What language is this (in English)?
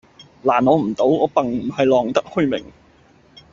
Cantonese